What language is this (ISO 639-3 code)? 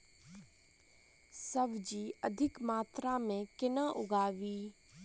mai